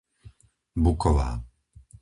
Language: Slovak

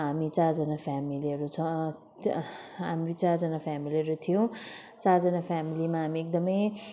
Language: Nepali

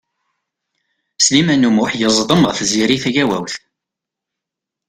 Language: Kabyle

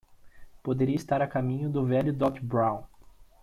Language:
Portuguese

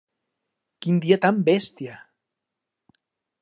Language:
Catalan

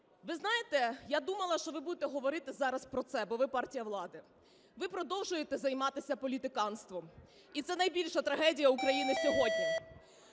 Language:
Ukrainian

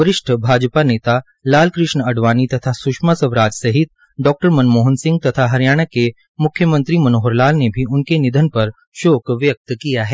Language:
Hindi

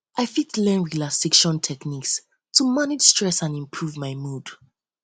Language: Nigerian Pidgin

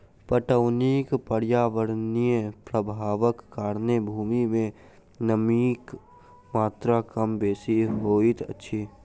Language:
Maithili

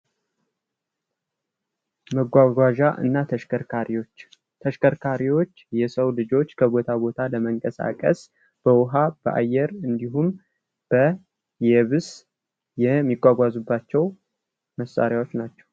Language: Amharic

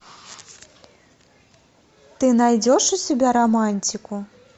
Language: Russian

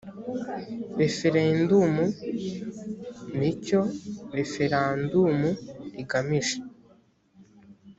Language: Kinyarwanda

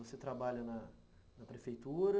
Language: Portuguese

